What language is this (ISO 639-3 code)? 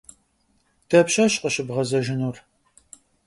kbd